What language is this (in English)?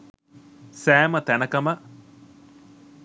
Sinhala